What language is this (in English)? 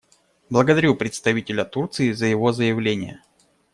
Russian